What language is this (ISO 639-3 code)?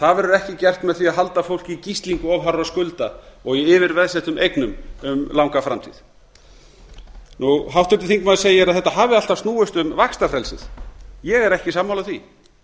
isl